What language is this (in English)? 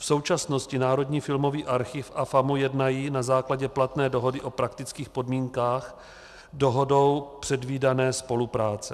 Czech